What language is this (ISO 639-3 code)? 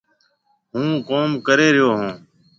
mve